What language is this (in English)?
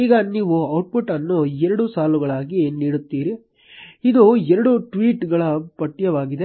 Kannada